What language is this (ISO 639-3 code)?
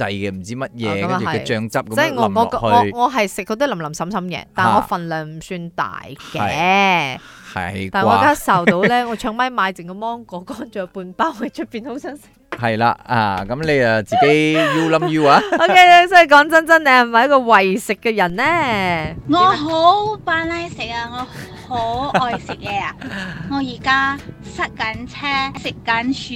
zho